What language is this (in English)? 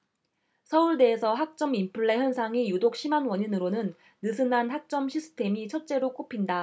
Korean